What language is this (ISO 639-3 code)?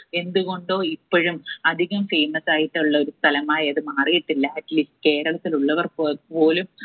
mal